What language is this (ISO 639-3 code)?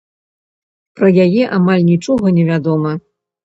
bel